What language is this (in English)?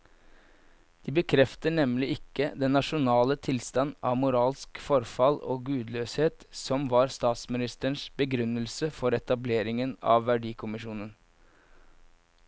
Norwegian